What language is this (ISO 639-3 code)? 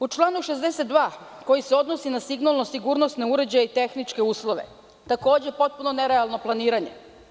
srp